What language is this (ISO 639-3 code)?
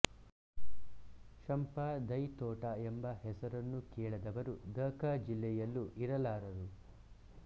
kan